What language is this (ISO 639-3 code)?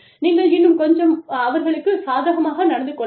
tam